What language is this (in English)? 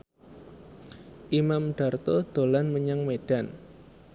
Javanese